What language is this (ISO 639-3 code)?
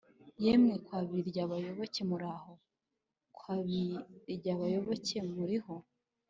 kin